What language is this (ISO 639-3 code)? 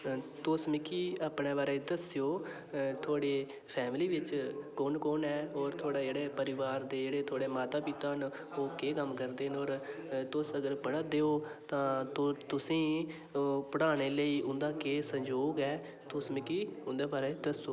doi